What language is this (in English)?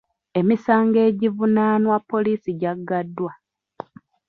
Ganda